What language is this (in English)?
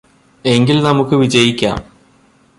Malayalam